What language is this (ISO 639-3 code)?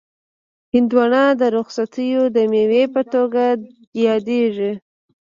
pus